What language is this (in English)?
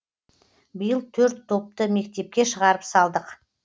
Kazakh